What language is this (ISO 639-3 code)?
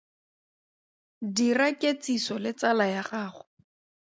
tsn